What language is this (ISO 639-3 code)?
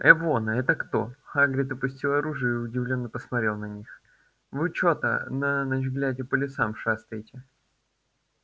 rus